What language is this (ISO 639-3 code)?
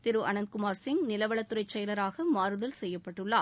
tam